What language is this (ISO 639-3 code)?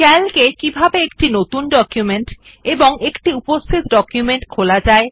ben